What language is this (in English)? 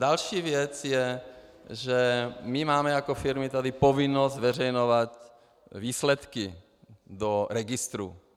Czech